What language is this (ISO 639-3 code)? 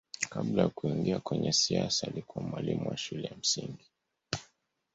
swa